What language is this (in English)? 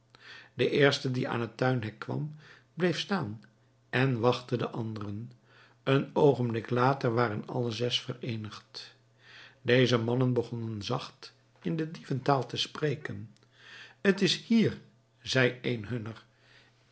Dutch